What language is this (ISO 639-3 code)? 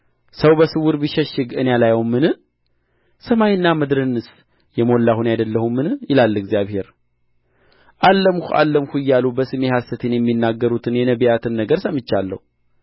amh